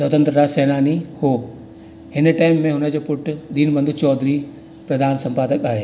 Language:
Sindhi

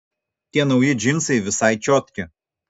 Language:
Lithuanian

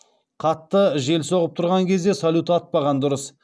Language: Kazakh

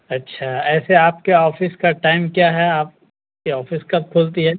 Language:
Urdu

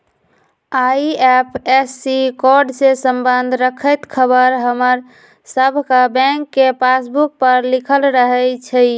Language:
Magahi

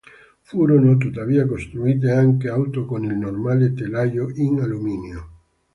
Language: Italian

